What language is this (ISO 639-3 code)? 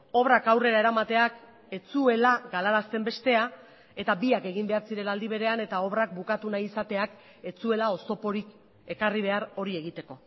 eus